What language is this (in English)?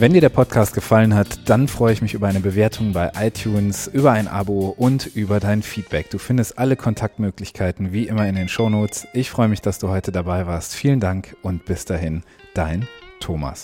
German